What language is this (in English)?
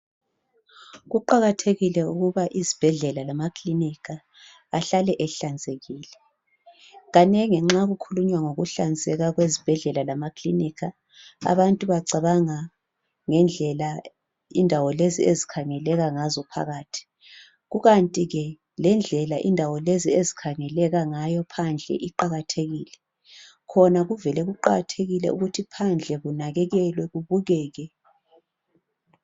North Ndebele